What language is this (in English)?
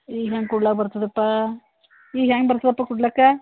Kannada